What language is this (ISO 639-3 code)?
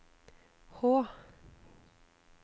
nor